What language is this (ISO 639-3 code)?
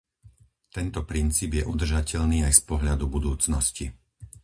slk